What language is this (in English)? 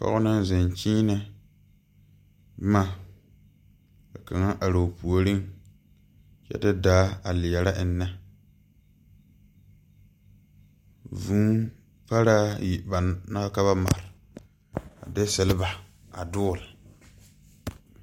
Southern Dagaare